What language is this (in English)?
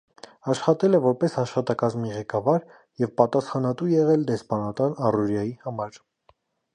Armenian